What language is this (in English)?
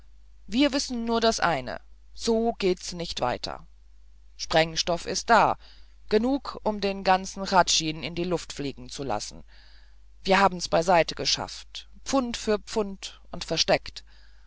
German